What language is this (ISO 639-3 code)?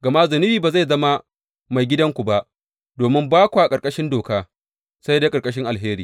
hau